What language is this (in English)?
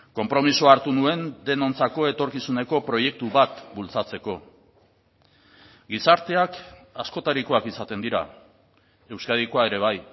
Basque